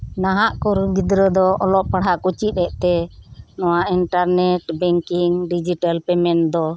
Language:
Santali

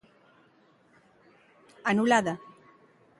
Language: Galician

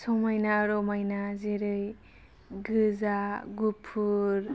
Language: Bodo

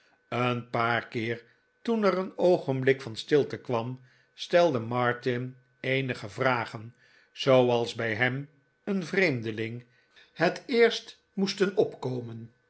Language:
Dutch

